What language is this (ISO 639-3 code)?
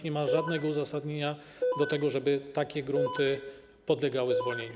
pol